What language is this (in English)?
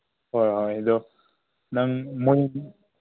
Manipuri